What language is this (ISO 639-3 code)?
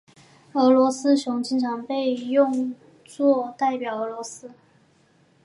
zho